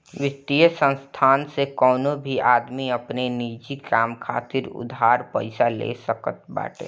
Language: Bhojpuri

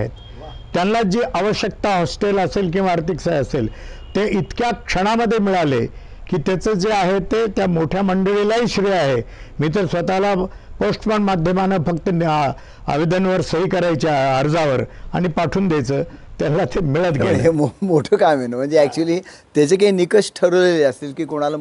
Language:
Marathi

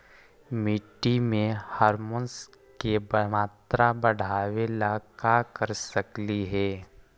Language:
Magahi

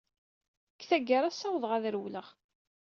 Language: Kabyle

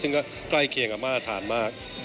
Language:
Thai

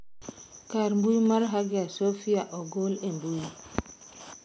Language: Luo (Kenya and Tanzania)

